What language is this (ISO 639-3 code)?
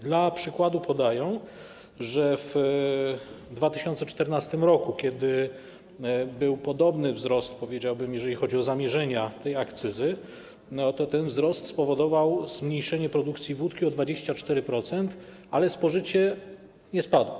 pol